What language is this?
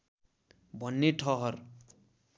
Nepali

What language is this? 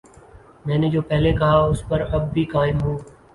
Urdu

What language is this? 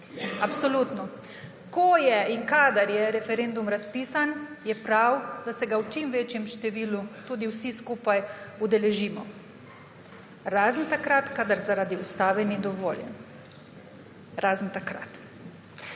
Slovenian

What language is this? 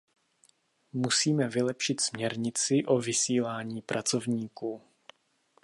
Czech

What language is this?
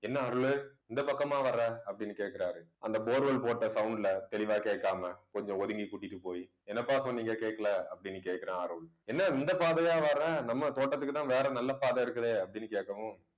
Tamil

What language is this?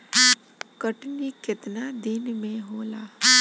Bhojpuri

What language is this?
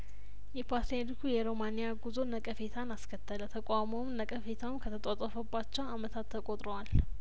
Amharic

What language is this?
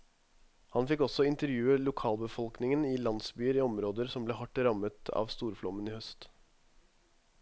Norwegian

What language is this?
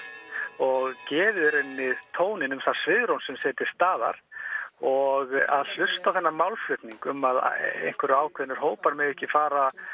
Icelandic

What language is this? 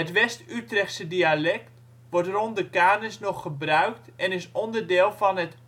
Dutch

